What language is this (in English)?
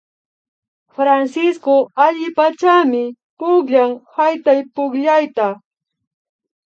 Imbabura Highland Quichua